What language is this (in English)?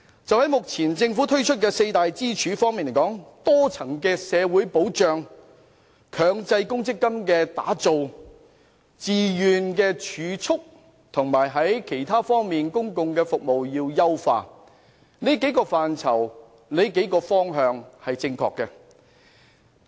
Cantonese